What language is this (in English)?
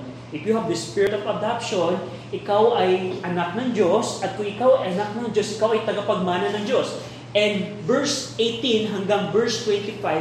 Filipino